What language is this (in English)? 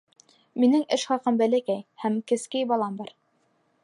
Bashkir